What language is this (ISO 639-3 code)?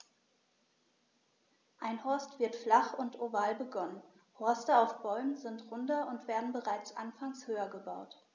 deu